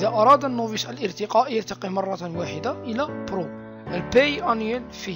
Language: Arabic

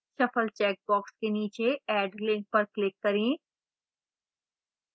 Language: Hindi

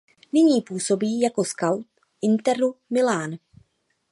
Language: Czech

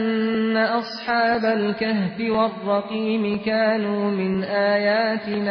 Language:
Persian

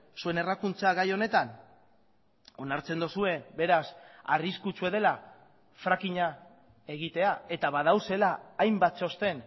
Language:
Basque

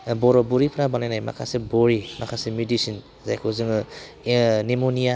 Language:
Bodo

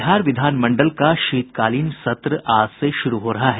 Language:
Hindi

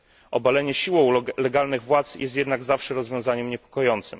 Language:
Polish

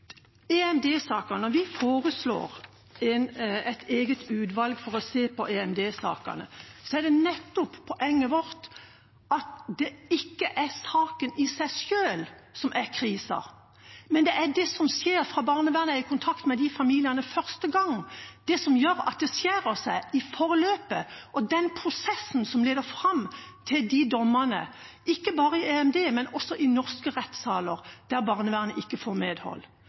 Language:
Norwegian Bokmål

